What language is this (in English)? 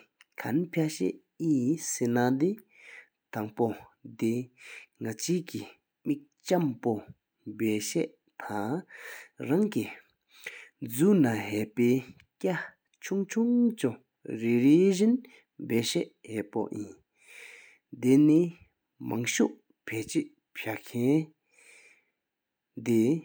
Sikkimese